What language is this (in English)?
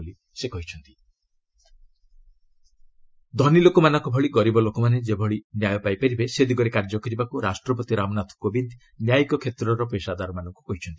Odia